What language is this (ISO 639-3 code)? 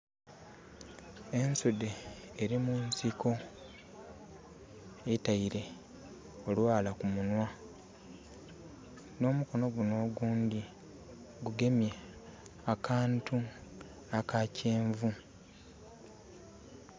xog